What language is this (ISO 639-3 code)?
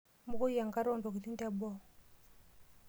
mas